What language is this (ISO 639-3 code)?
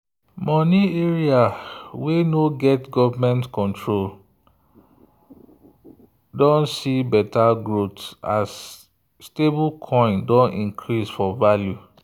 pcm